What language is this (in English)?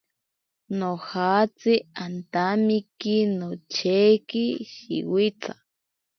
Ashéninka Perené